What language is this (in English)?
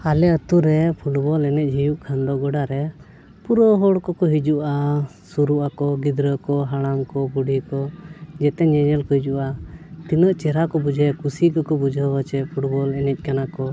Santali